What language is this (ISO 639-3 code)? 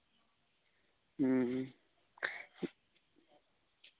sat